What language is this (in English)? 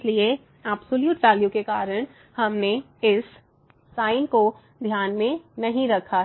Hindi